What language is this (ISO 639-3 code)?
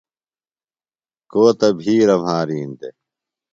phl